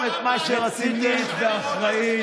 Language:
Hebrew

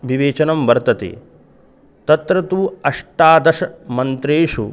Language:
Sanskrit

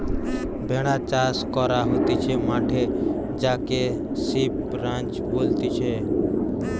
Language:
Bangla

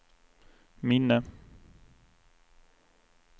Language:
Swedish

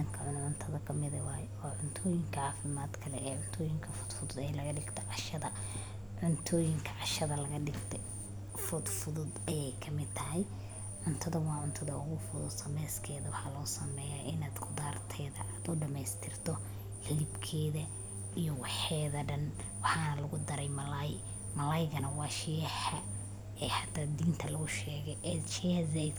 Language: Somali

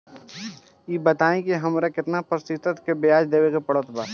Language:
Bhojpuri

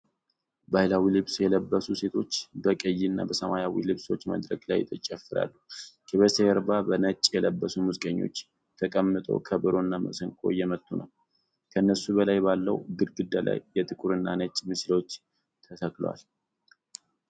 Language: Amharic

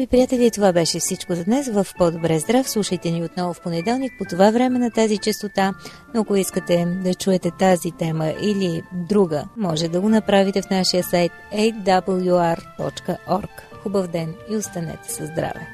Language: Bulgarian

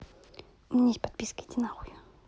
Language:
Russian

